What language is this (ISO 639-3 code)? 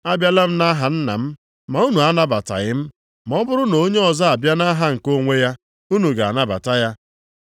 ibo